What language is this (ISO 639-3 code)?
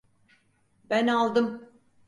tur